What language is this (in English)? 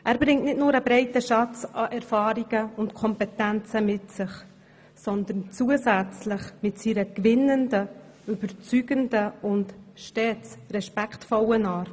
Swiss German